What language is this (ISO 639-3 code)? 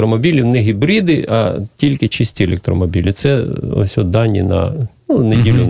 ukr